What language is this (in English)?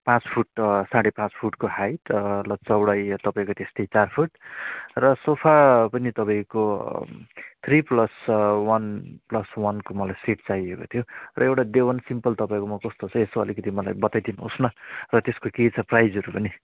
Nepali